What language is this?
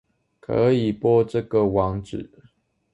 Chinese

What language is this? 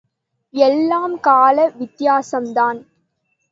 Tamil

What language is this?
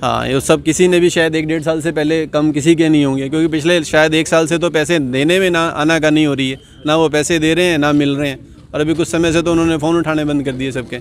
Hindi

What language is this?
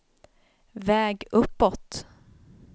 Swedish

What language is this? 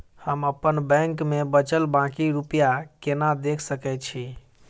Maithili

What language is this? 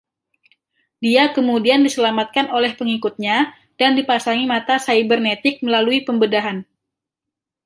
Indonesian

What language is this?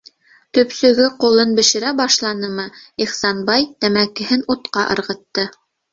Bashkir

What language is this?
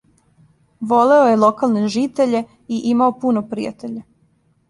Serbian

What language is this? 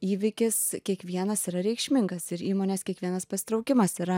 Lithuanian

